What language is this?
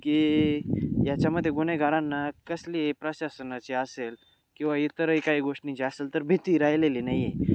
Marathi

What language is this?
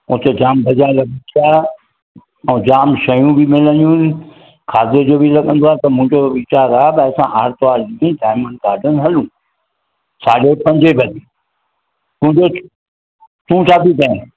Sindhi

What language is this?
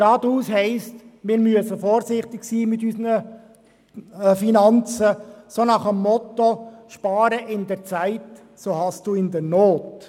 Swiss German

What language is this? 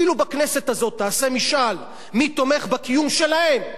Hebrew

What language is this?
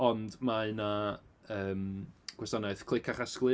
Welsh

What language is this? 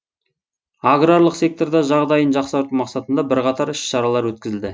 Kazakh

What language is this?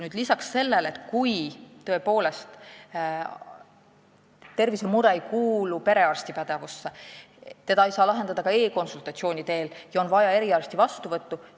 Estonian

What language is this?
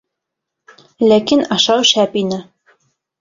Bashkir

